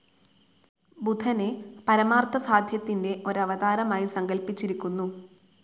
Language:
Malayalam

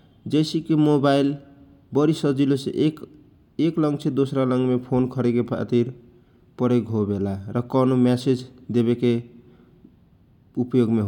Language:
Kochila Tharu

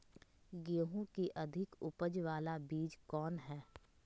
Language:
Magahi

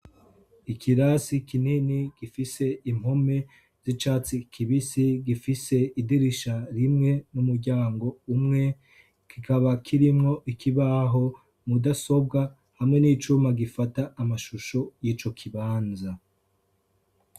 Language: Rundi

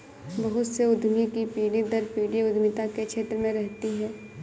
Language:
Hindi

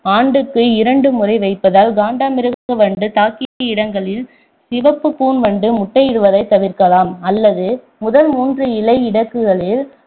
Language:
Tamil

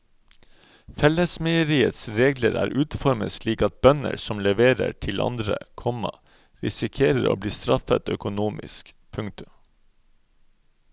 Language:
Norwegian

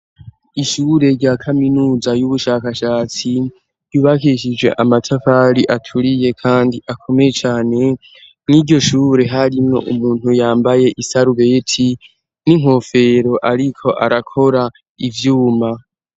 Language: Rundi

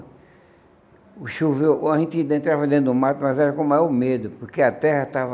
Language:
Portuguese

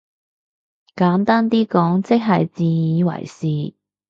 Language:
Cantonese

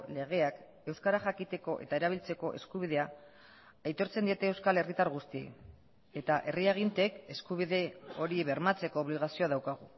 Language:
Basque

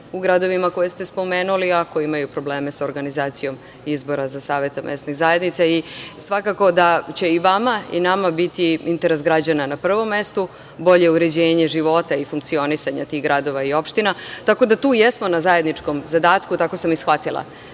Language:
Serbian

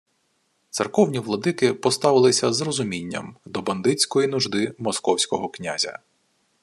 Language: Ukrainian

